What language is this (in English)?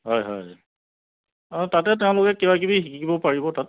Assamese